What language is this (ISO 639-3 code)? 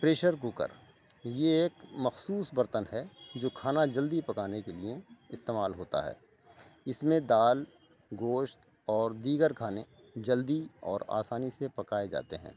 urd